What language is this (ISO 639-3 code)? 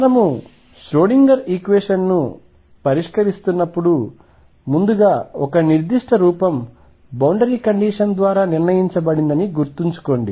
tel